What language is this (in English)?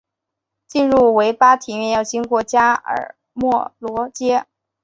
Chinese